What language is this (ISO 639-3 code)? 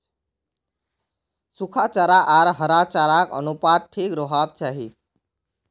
mag